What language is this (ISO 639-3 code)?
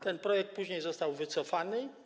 pol